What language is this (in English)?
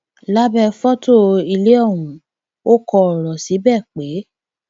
Yoruba